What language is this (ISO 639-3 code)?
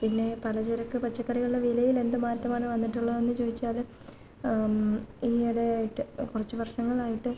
mal